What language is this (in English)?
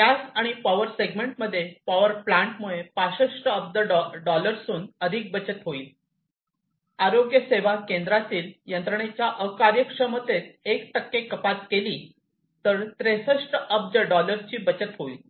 Marathi